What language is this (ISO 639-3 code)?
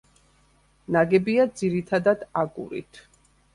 kat